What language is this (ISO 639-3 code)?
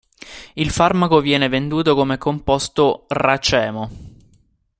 ita